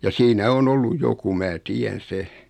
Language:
Finnish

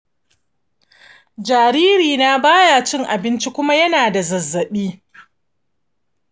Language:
Hausa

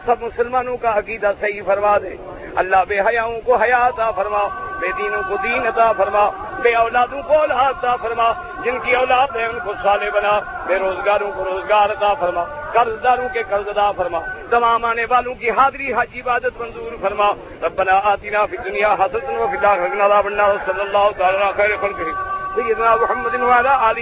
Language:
Urdu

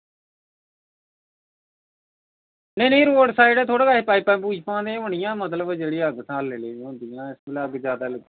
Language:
Dogri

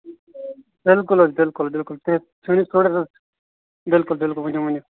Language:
Kashmiri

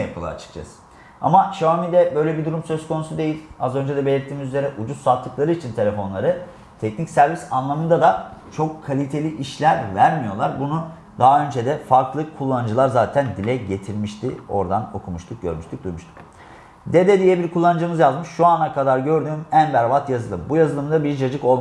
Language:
Turkish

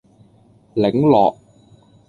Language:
Cantonese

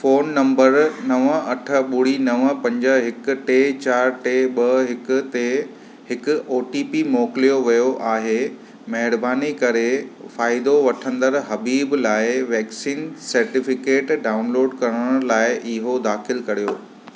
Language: Sindhi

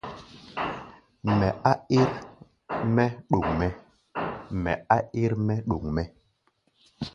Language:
Gbaya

